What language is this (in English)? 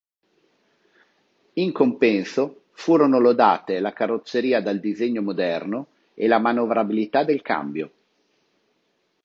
Italian